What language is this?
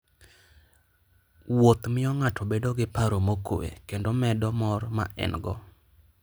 Luo (Kenya and Tanzania)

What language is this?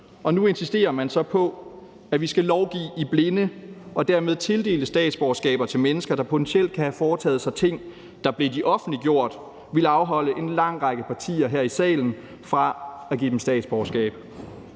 Danish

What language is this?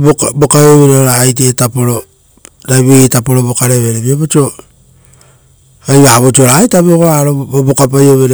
Rotokas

